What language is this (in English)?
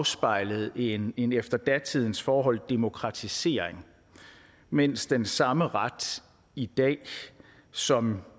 Danish